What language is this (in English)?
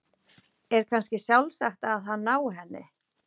Icelandic